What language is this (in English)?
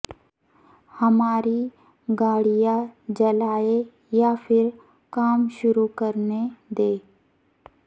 Urdu